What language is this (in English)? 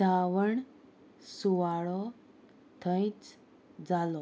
Konkani